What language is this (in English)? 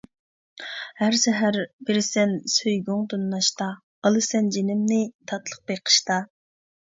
Uyghur